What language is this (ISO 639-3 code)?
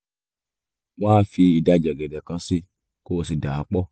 yor